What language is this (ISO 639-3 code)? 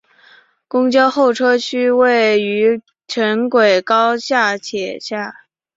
zho